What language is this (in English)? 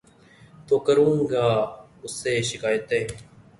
Urdu